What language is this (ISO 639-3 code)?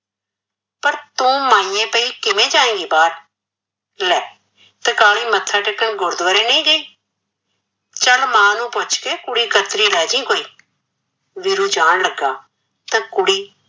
pan